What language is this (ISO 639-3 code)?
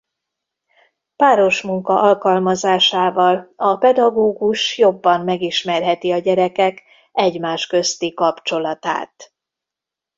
hun